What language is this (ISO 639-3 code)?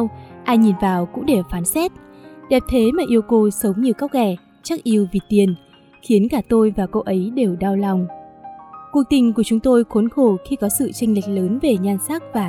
vie